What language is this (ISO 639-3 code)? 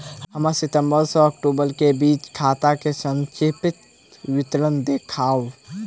mai